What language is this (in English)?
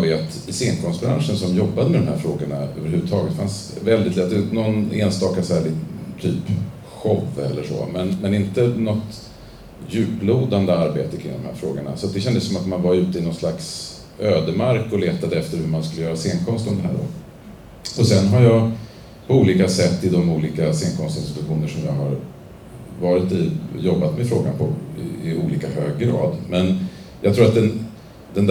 Swedish